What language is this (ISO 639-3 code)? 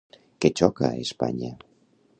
cat